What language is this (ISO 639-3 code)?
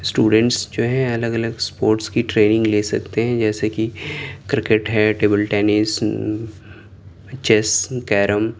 urd